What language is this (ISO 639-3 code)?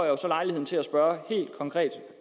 dan